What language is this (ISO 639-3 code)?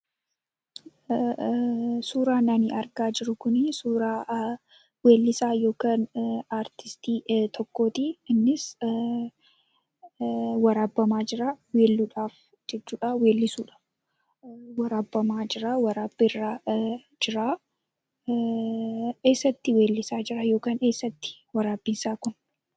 orm